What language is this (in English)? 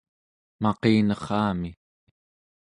Central Yupik